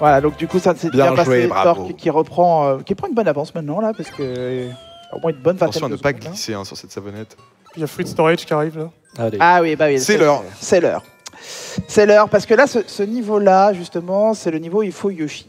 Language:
French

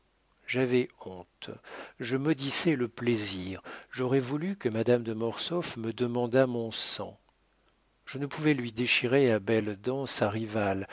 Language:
French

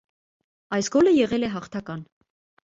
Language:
Armenian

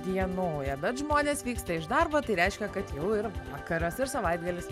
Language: Lithuanian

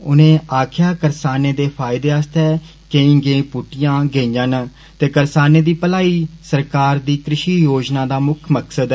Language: Dogri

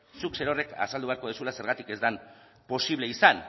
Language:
Basque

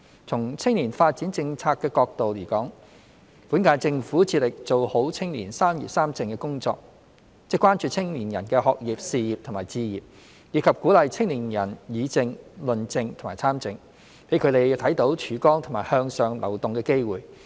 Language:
Cantonese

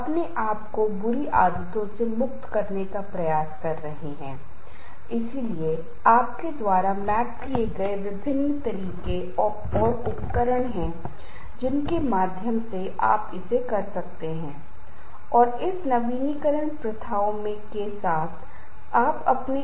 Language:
Hindi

